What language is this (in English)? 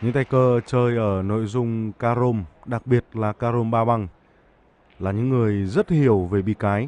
Vietnamese